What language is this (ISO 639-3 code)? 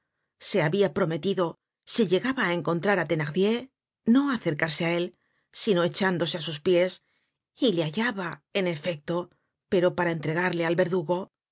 spa